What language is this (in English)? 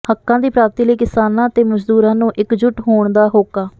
Punjabi